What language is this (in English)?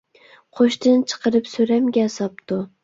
Uyghur